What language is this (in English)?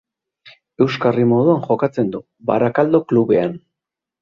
Basque